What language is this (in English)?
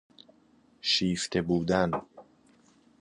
Persian